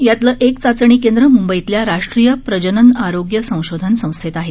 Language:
Marathi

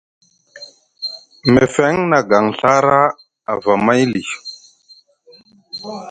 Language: Musgu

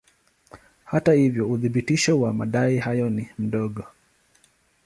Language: Swahili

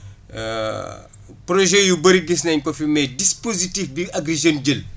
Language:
Wolof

